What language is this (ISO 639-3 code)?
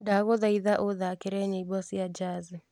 kik